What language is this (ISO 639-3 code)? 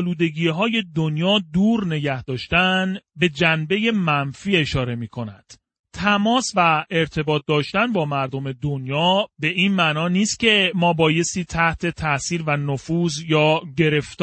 fas